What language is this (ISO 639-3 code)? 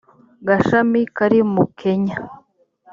kin